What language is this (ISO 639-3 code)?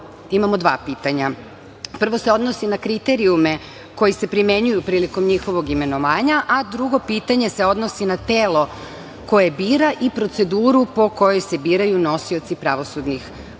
srp